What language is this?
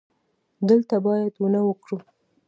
Pashto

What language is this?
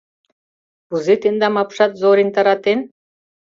Mari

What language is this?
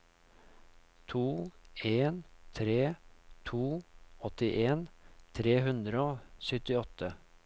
Norwegian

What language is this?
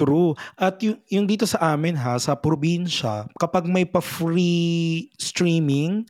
Filipino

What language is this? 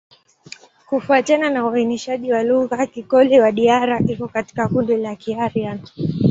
Swahili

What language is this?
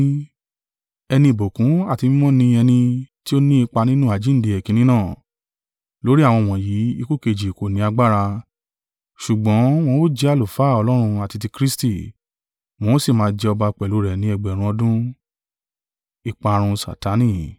Yoruba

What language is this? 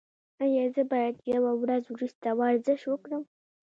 Pashto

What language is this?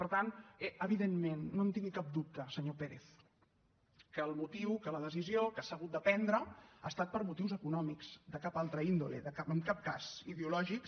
Catalan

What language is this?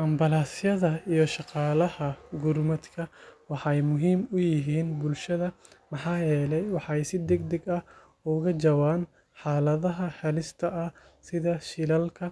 Somali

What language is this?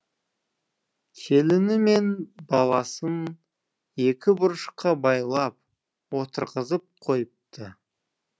Kazakh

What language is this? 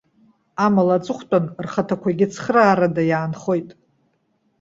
Abkhazian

